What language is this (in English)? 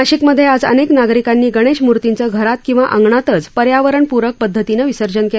Marathi